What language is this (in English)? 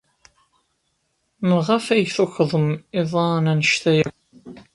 Kabyle